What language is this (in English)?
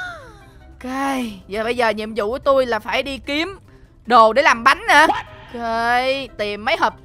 Vietnamese